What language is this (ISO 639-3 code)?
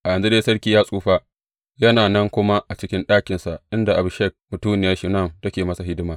hau